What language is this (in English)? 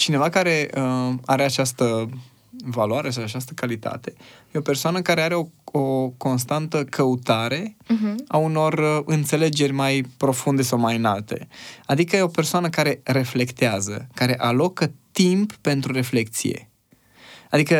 Romanian